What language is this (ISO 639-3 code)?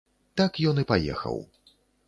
bel